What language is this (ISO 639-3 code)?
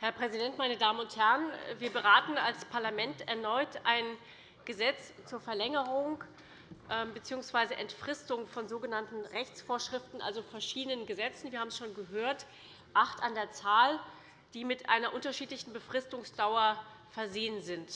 deu